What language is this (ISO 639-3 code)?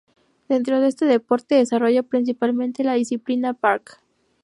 spa